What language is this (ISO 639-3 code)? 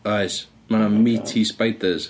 cym